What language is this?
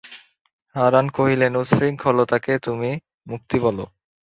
Bangla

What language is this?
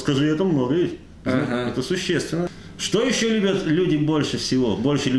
Russian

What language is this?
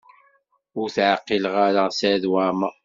Kabyle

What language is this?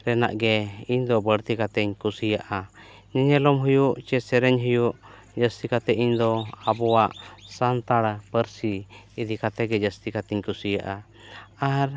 Santali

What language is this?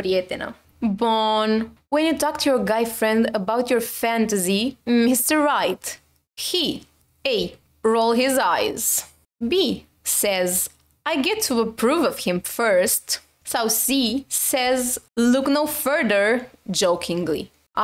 Romanian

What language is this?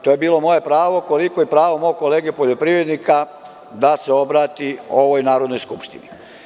Serbian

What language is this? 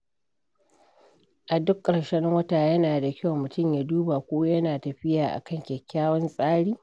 Hausa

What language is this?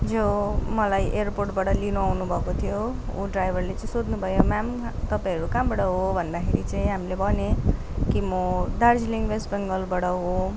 Nepali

